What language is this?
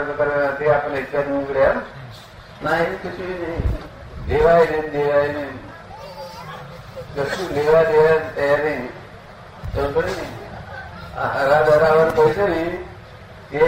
Gujarati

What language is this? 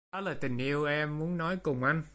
Vietnamese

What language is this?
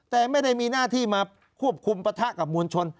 Thai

